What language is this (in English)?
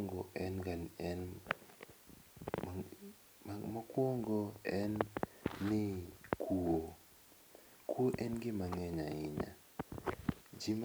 Luo (Kenya and Tanzania)